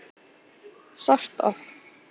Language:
Icelandic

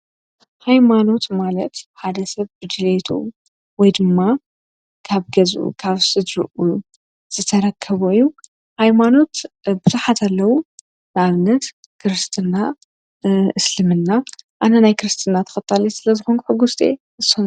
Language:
Tigrinya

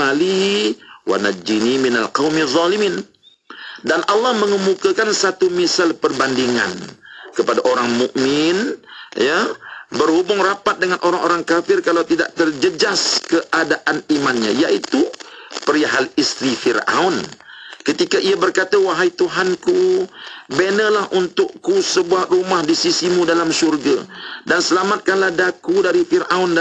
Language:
Malay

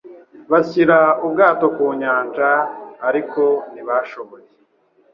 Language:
Kinyarwanda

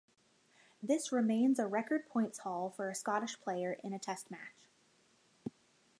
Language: English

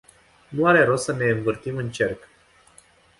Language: Romanian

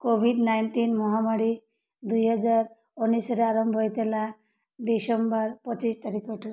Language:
Odia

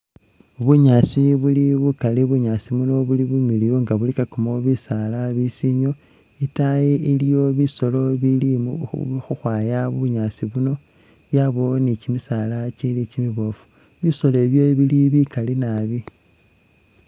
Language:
Masaaba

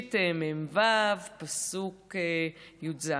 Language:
Hebrew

